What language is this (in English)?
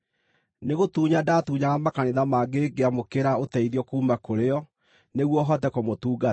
Kikuyu